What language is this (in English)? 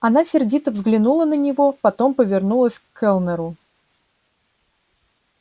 Russian